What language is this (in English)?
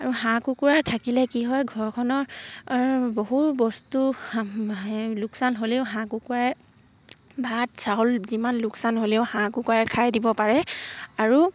Assamese